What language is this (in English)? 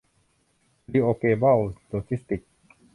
Thai